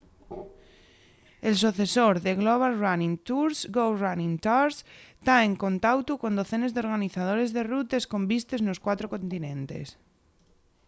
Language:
Asturian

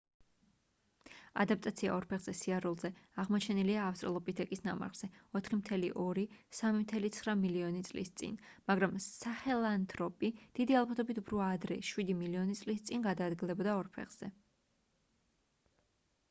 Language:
Georgian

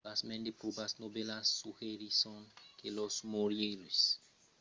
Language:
Occitan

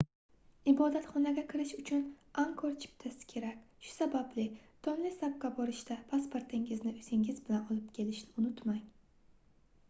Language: Uzbek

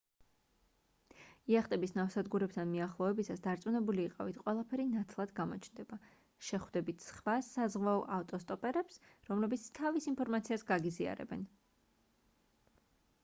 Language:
Georgian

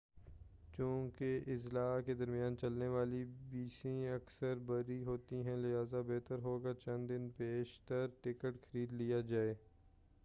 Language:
Urdu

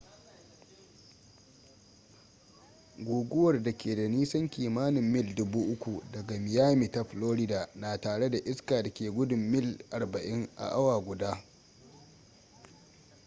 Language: Hausa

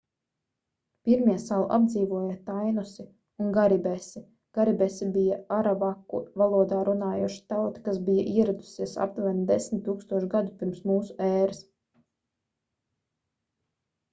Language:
Latvian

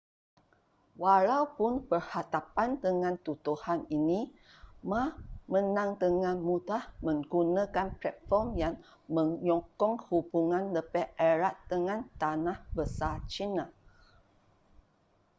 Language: Malay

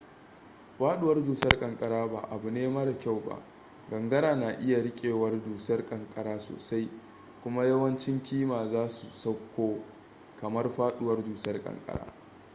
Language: Hausa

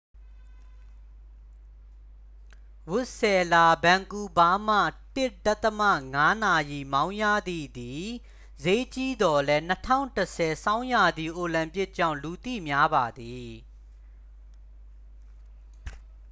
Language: Burmese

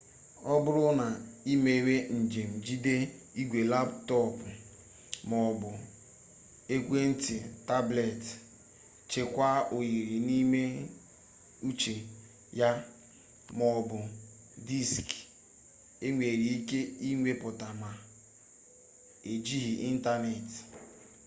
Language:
Igbo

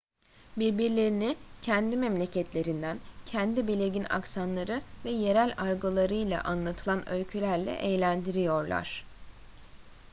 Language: Turkish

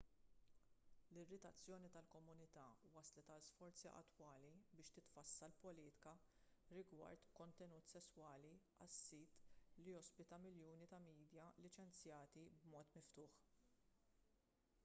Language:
Maltese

